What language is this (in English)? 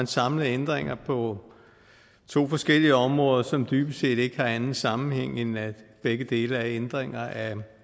Danish